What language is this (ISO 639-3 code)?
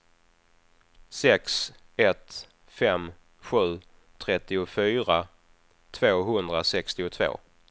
swe